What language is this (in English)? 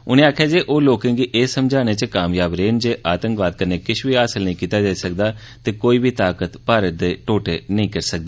Dogri